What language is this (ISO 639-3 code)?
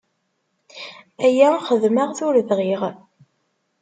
kab